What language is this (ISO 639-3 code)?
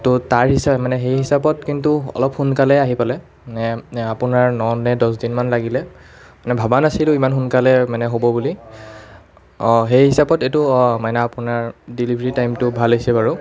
asm